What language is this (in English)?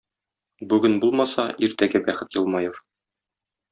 Tatar